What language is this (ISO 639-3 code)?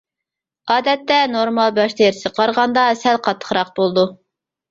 uig